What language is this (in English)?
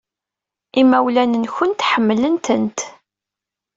Kabyle